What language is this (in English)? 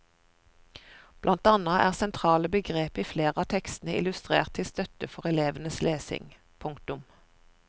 Norwegian